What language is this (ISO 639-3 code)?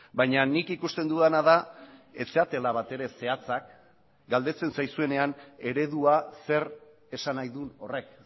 eus